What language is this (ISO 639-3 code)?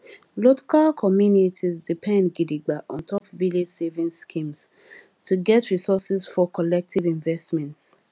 pcm